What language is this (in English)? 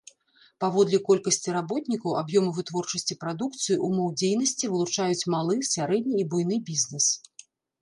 Belarusian